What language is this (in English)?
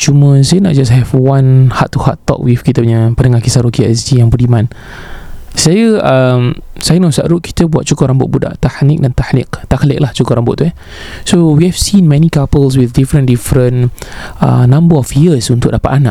Malay